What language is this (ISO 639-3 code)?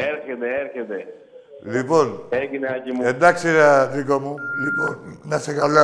ell